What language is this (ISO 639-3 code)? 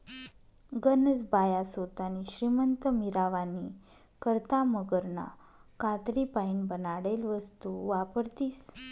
mar